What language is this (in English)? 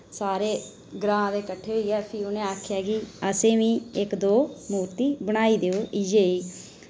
Dogri